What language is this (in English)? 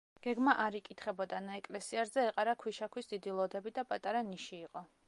Georgian